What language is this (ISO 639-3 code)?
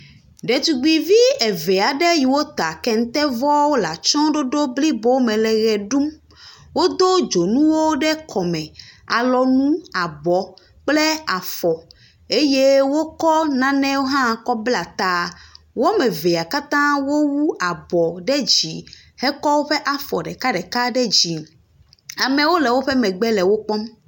ewe